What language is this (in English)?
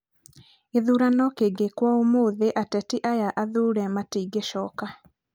Kikuyu